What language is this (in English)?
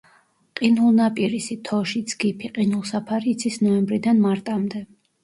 Georgian